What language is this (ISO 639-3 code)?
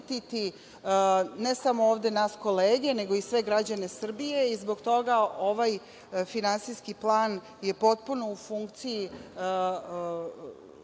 srp